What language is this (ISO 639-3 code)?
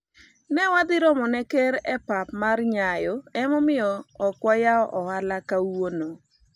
luo